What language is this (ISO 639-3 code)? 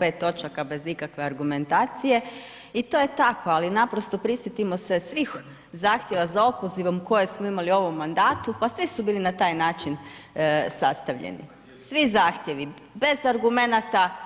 hrv